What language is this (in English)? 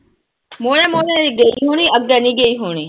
Punjabi